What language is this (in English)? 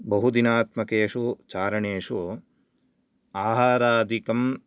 Sanskrit